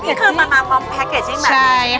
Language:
Thai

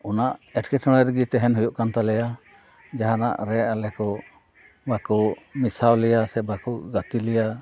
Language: Santali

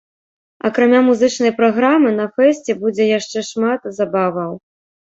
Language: Belarusian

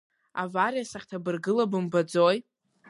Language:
Abkhazian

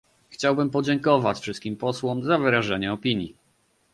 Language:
Polish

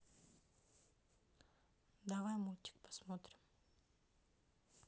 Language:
Russian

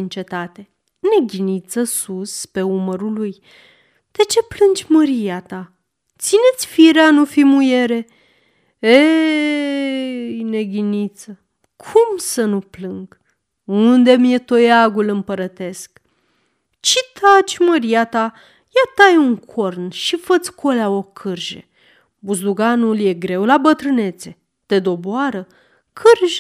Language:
Romanian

